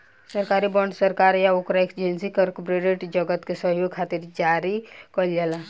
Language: Bhojpuri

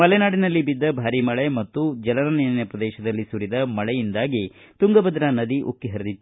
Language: Kannada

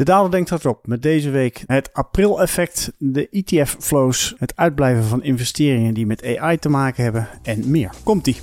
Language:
Dutch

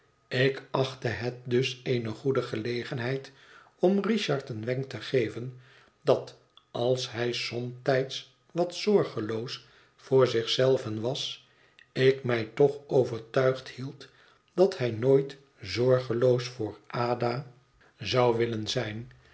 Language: Dutch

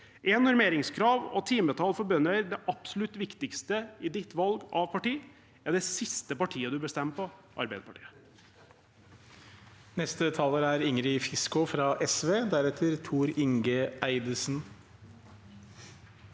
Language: Norwegian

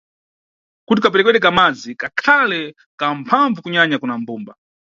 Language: Nyungwe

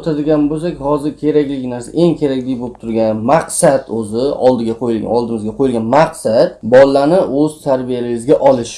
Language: Uzbek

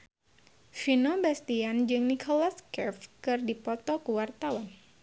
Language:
Sundanese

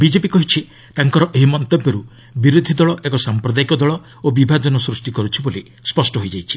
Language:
Odia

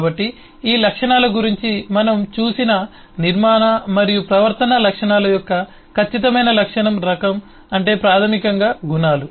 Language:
Telugu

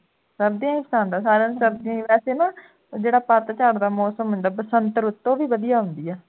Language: Punjabi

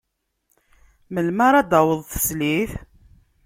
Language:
Kabyle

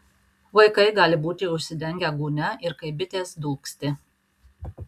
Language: Lithuanian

